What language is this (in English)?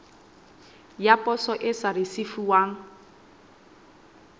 Southern Sotho